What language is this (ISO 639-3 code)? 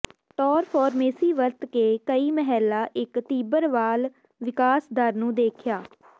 pan